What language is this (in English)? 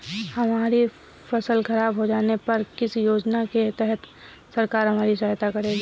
Hindi